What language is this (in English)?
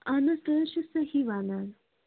Kashmiri